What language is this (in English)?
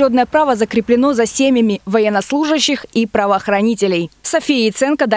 Russian